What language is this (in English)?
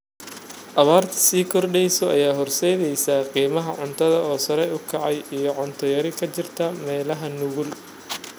Somali